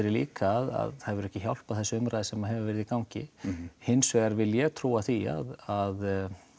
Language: Icelandic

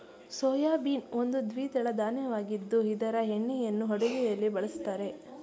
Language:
Kannada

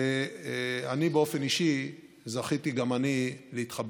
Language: Hebrew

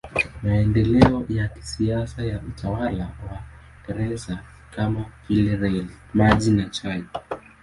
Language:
Swahili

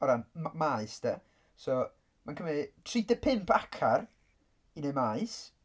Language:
Welsh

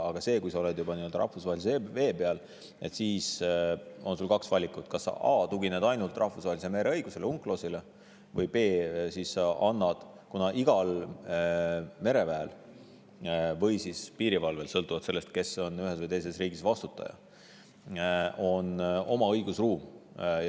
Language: Estonian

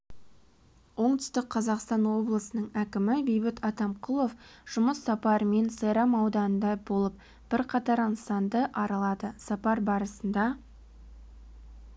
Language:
Kazakh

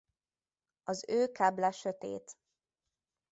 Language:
Hungarian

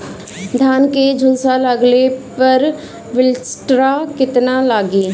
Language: Bhojpuri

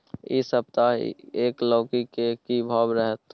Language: Maithili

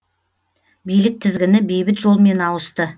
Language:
Kazakh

